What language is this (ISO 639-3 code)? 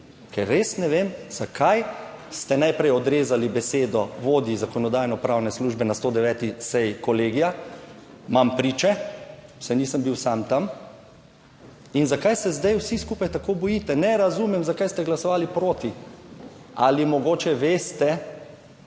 slv